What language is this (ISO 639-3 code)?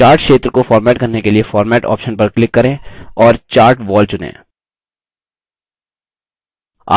hin